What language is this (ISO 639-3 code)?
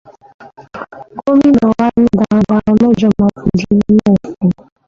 yor